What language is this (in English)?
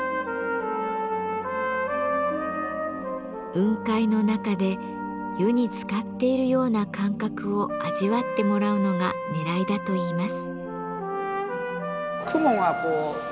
Japanese